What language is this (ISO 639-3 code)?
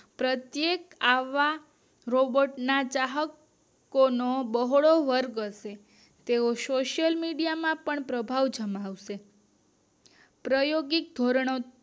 guj